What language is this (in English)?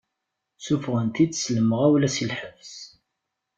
Kabyle